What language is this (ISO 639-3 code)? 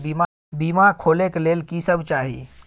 mai